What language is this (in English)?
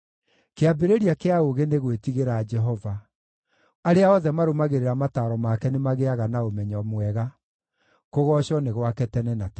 Kikuyu